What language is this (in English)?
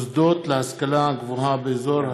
Hebrew